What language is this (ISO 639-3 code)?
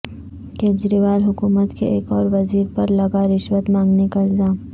urd